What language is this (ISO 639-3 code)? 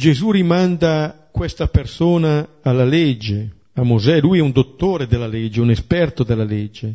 ita